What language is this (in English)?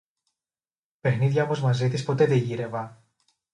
Greek